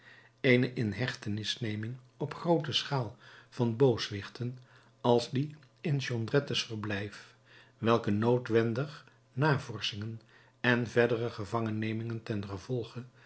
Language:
Dutch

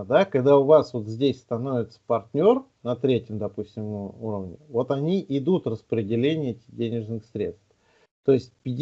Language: Russian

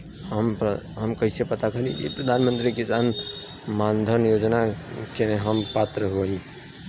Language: Bhojpuri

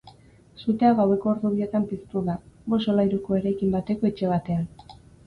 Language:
Basque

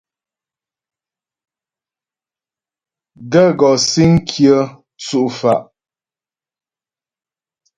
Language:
Ghomala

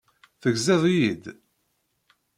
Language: Kabyle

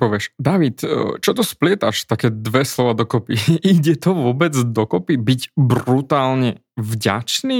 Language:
Slovak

